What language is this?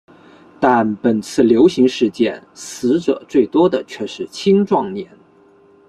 Chinese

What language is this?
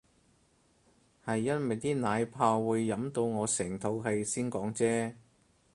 Cantonese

